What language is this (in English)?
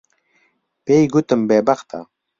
Central Kurdish